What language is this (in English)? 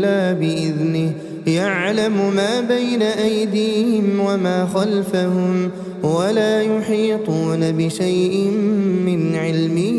Arabic